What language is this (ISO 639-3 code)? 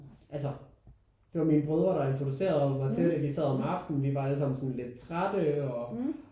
dan